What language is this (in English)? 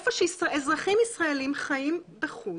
Hebrew